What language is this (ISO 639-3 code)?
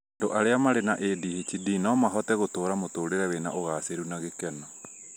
kik